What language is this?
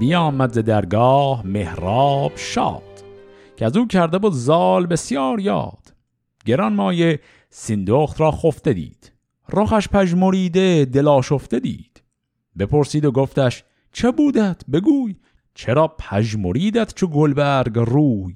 Persian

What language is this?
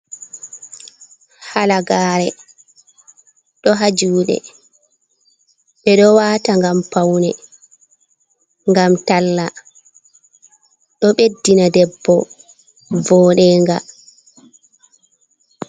Fula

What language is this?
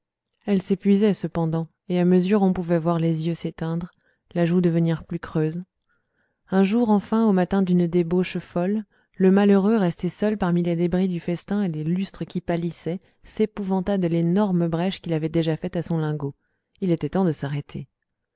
French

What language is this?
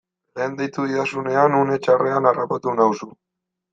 Basque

